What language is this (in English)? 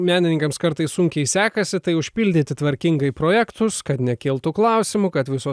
Lithuanian